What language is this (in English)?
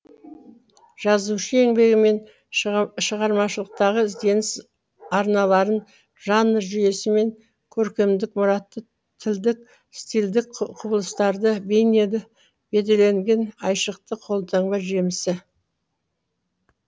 Kazakh